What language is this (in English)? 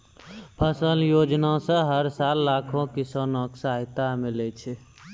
Maithili